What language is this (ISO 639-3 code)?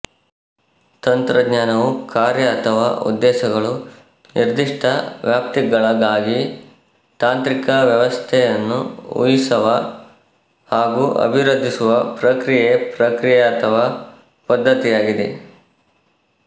kan